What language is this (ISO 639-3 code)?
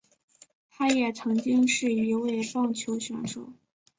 zho